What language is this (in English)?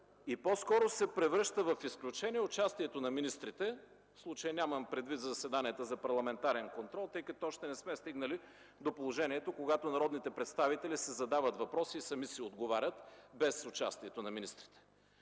Bulgarian